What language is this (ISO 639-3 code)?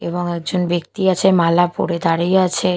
ben